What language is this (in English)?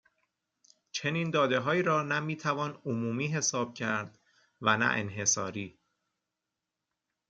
Persian